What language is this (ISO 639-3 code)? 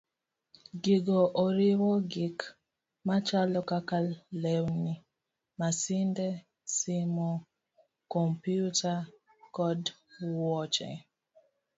luo